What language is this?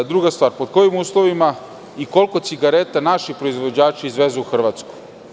Serbian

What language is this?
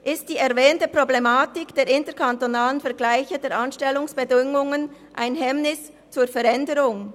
Swiss German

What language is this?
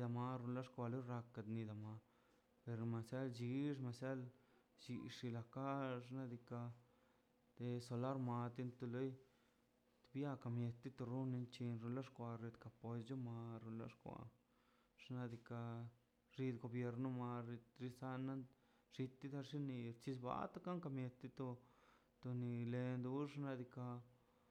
Mazaltepec Zapotec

